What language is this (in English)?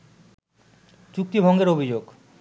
Bangla